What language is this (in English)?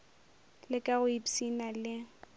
Northern Sotho